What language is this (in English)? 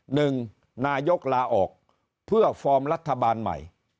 Thai